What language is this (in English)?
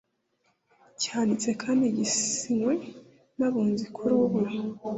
Kinyarwanda